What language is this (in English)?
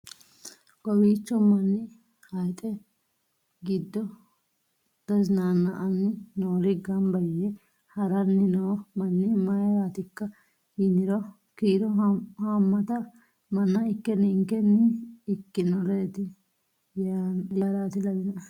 Sidamo